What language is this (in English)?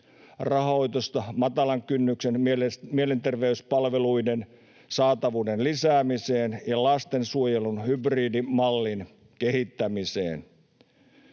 Finnish